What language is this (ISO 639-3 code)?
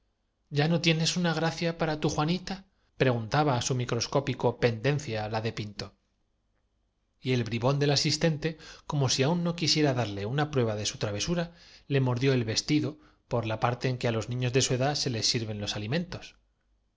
spa